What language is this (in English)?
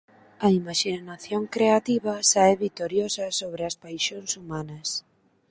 Galician